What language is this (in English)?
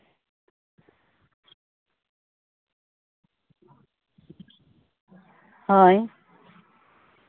Santali